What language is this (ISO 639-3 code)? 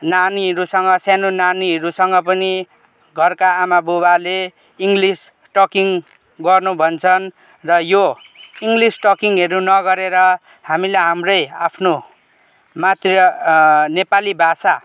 nep